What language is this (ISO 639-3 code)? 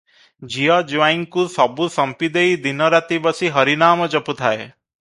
ori